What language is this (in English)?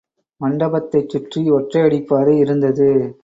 Tamil